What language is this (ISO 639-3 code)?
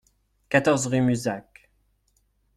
fra